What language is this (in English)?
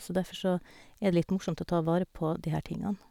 Norwegian